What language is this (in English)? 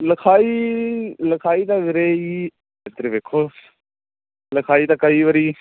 Punjabi